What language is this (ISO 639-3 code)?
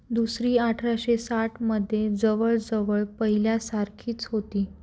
mar